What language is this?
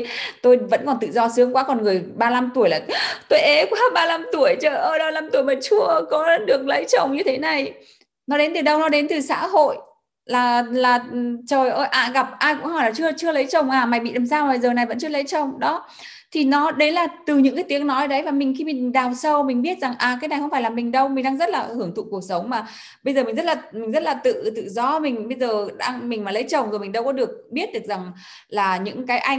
Vietnamese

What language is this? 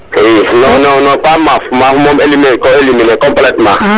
Serer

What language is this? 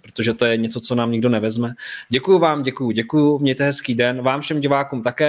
Czech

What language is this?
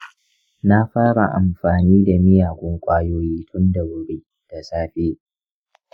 Hausa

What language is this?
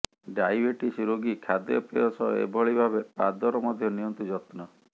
Odia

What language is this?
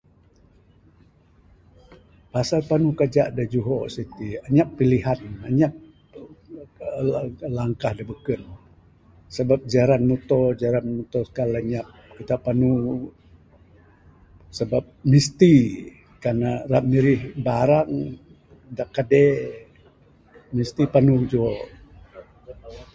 Bukar-Sadung Bidayuh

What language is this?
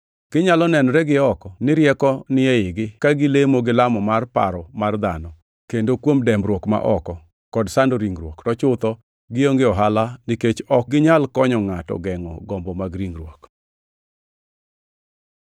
Luo (Kenya and Tanzania)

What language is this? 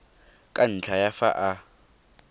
Tswana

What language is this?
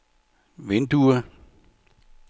Danish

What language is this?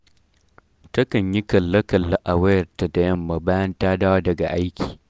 Hausa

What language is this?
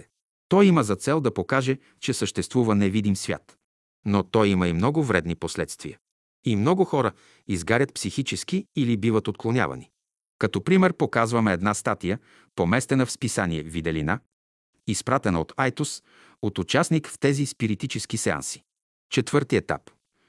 Bulgarian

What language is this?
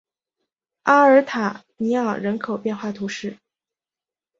Chinese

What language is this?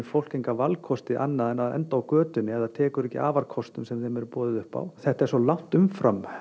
Icelandic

